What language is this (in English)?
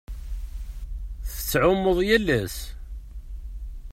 Kabyle